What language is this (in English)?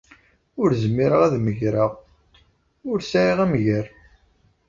Kabyle